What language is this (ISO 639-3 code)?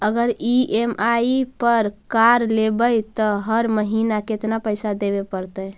mag